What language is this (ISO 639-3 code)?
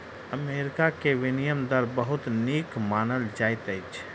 mai